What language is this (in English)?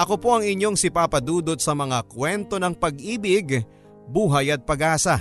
Filipino